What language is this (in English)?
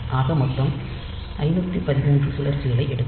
Tamil